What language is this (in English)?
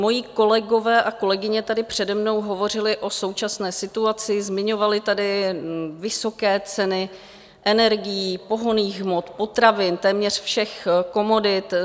Czech